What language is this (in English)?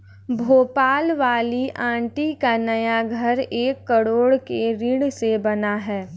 Hindi